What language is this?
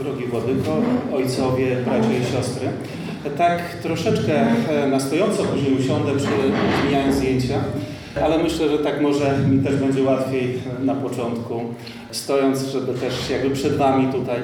Polish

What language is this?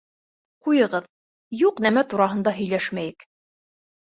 Bashkir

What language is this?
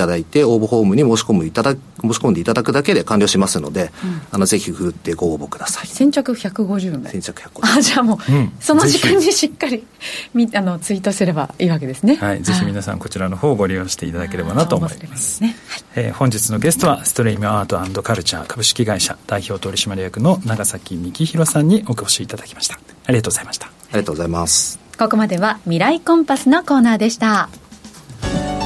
Japanese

